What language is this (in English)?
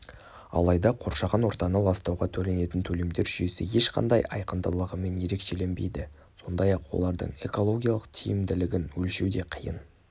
Kazakh